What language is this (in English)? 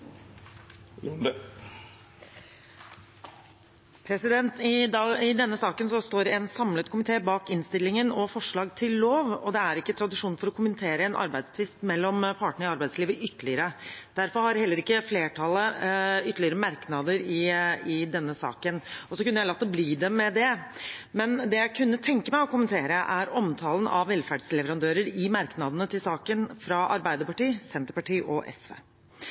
Norwegian